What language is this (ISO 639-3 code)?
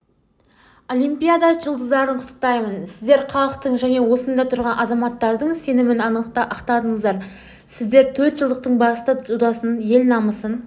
kaz